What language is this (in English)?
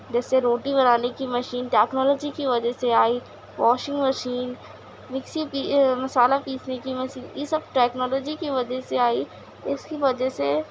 Urdu